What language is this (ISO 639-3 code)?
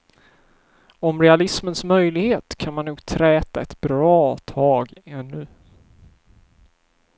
swe